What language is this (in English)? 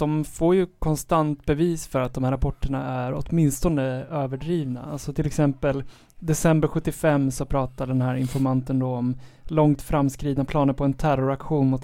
Swedish